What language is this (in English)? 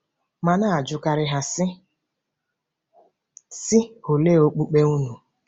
Igbo